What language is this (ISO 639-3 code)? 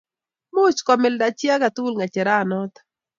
kln